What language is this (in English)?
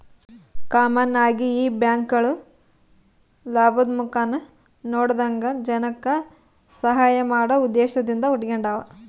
Kannada